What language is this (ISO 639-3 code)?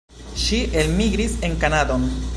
epo